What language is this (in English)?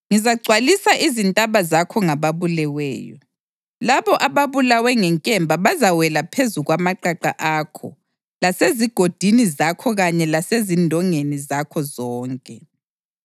North Ndebele